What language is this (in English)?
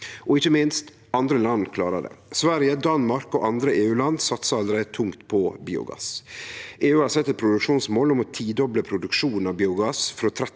Norwegian